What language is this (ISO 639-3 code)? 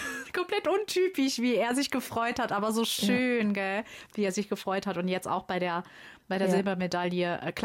deu